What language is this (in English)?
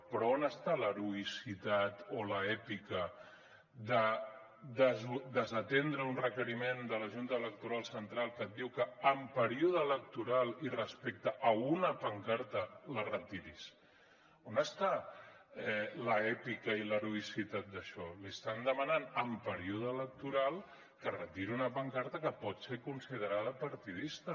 Catalan